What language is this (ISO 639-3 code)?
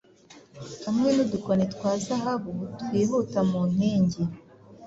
kin